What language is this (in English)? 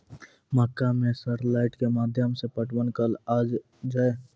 Maithili